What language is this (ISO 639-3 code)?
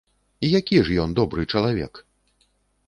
bel